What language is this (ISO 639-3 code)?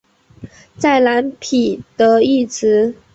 zho